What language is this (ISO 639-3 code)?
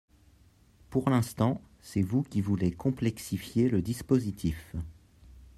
fra